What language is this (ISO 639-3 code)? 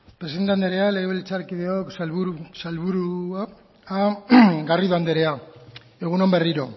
eus